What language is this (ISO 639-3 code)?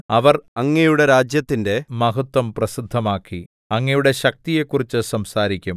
mal